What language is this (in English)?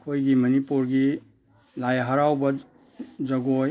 Manipuri